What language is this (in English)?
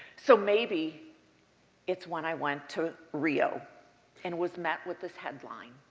English